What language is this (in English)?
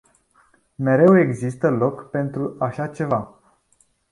Romanian